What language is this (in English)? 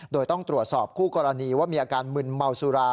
Thai